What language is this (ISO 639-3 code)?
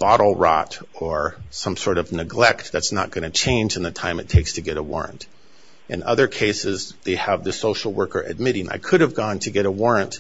eng